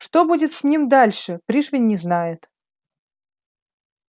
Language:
Russian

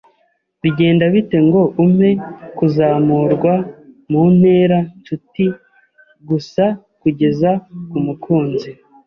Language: Kinyarwanda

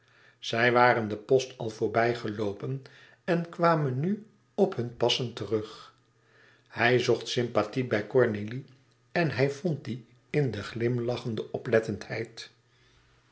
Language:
Dutch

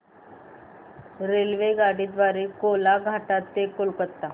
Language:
Marathi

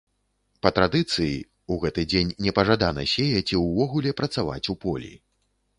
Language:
Belarusian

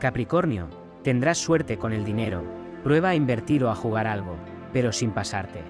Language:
Spanish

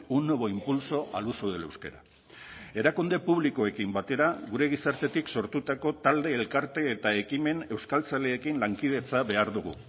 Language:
Basque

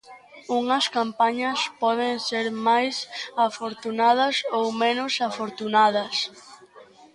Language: Galician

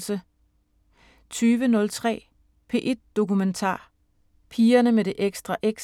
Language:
Danish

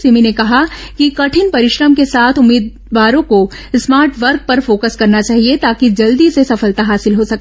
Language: Hindi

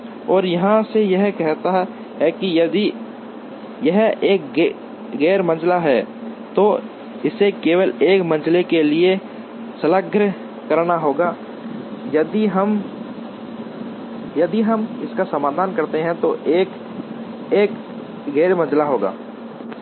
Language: Hindi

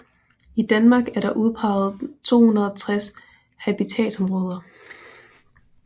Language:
Danish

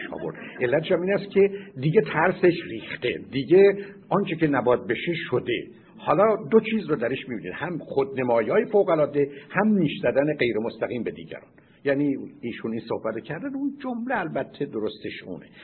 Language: Persian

